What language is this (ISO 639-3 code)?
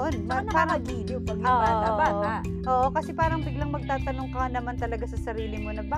fil